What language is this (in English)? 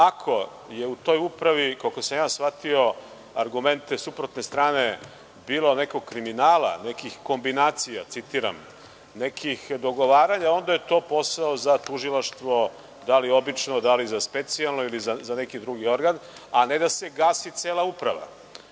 Serbian